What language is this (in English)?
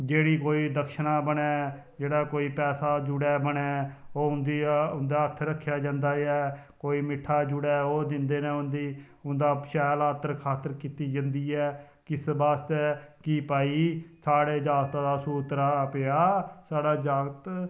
Dogri